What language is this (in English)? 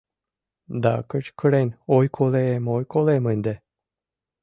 Mari